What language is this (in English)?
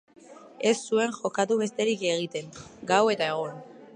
Basque